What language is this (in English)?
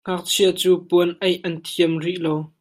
Hakha Chin